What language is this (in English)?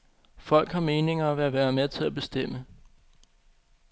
Danish